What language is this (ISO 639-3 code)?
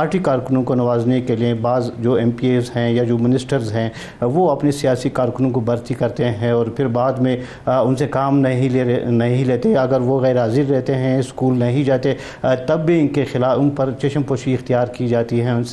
hin